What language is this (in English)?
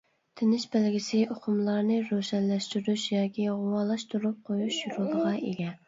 Uyghur